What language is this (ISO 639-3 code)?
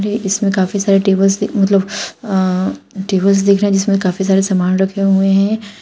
hin